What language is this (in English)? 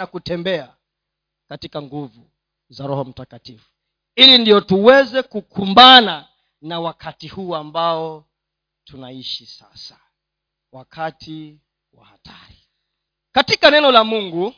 Swahili